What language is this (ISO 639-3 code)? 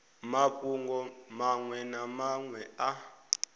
ven